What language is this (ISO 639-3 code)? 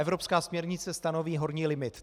ces